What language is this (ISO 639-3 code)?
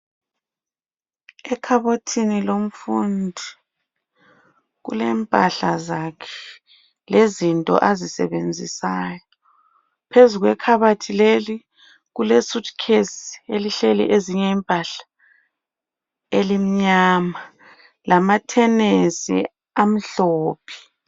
nde